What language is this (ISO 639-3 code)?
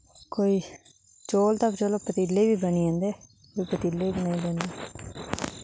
doi